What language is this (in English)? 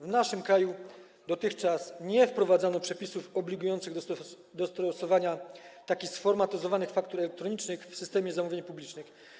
Polish